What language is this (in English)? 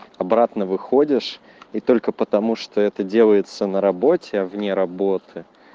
Russian